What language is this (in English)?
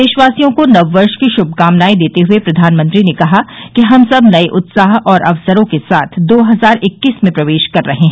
Hindi